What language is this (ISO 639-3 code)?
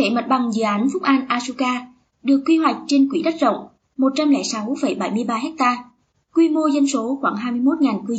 vie